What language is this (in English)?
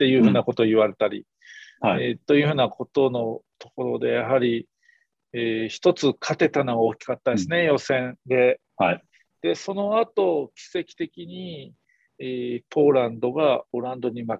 Japanese